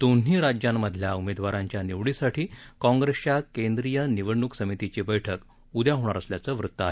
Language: Marathi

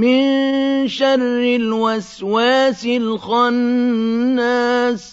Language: Arabic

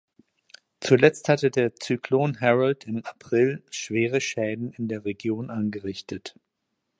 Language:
German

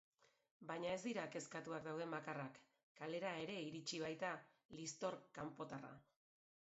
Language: Basque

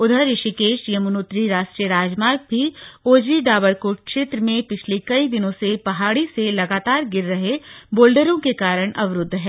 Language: Hindi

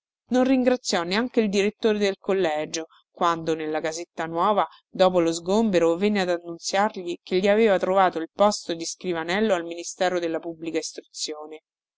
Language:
Italian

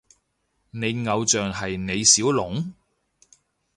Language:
Cantonese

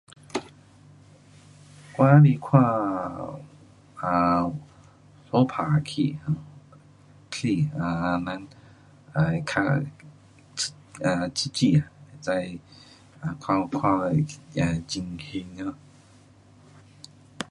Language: Pu-Xian Chinese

